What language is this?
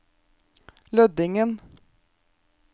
Norwegian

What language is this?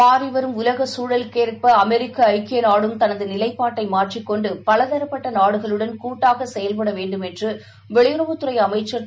Tamil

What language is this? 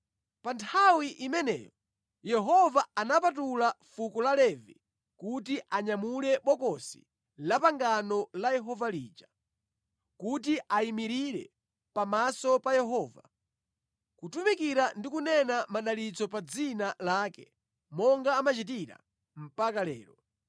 Nyanja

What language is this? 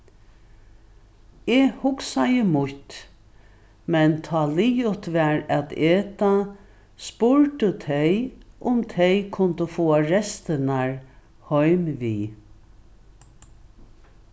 Faroese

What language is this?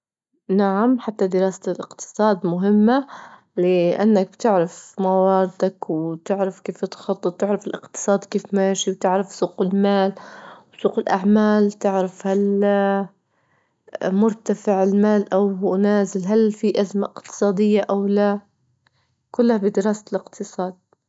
Libyan Arabic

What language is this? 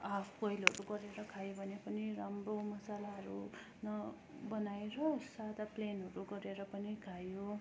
Nepali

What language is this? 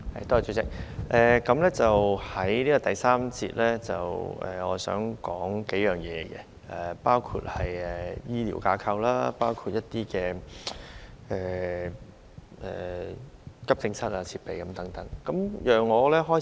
Cantonese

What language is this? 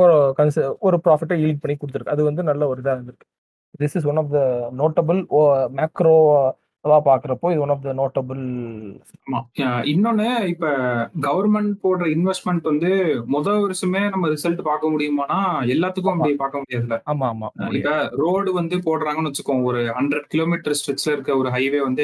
Tamil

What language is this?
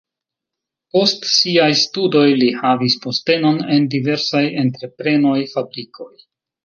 Esperanto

